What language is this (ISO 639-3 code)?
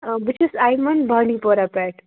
kas